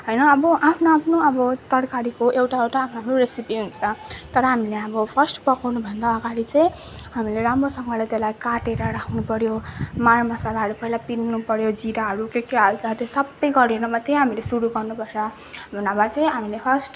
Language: Nepali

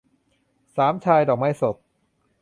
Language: Thai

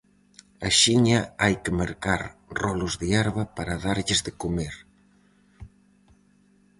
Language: Galician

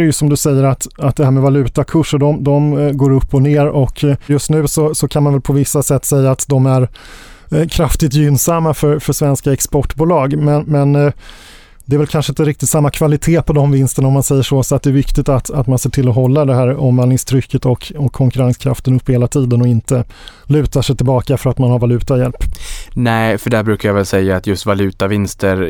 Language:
Swedish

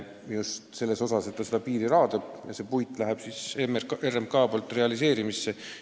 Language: Estonian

